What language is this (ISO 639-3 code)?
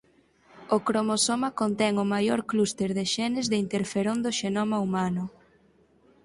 glg